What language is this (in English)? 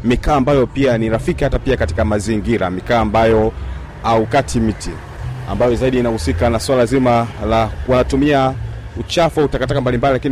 Swahili